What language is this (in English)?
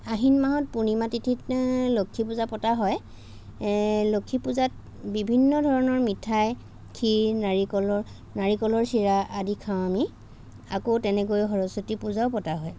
Assamese